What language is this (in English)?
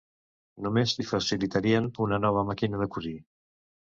Catalan